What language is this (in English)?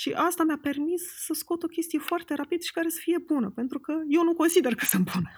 Romanian